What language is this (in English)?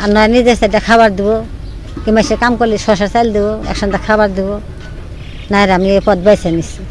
Bangla